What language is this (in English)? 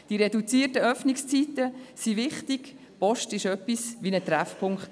Swiss German